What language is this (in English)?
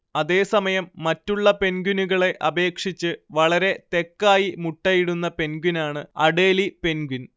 Malayalam